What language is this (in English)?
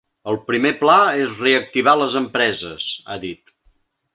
Catalan